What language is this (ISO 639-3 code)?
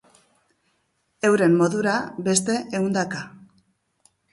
eus